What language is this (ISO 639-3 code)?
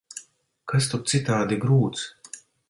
lav